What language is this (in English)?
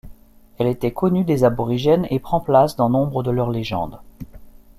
French